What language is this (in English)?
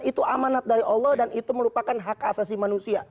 Indonesian